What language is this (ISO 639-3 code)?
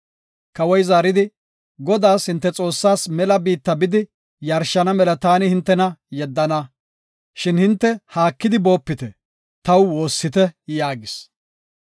gof